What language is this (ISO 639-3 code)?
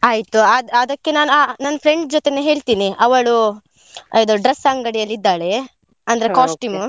kan